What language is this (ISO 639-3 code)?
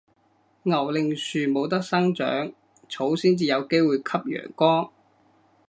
yue